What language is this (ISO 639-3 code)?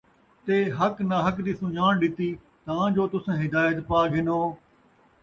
skr